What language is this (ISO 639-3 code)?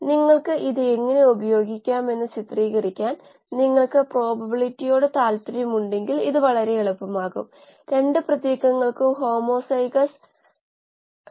mal